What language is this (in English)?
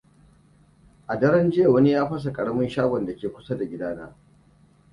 Hausa